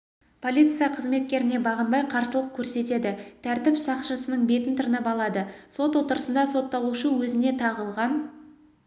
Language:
Kazakh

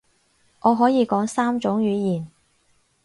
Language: Cantonese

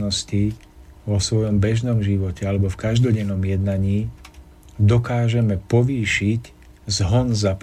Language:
Slovak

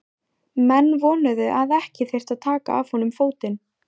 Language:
Icelandic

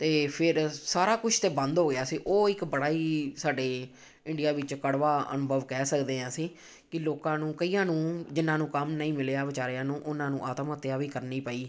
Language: Punjabi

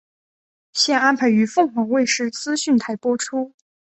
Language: Chinese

